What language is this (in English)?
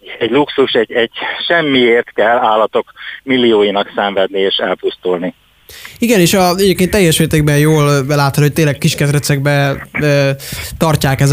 Hungarian